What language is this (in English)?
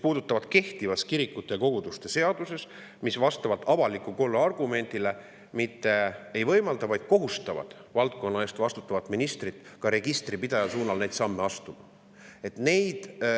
Estonian